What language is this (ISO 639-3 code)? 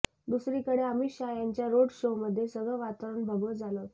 mar